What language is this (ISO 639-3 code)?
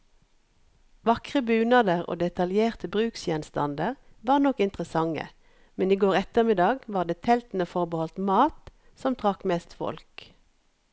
nor